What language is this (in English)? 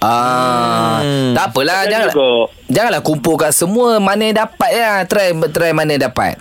Malay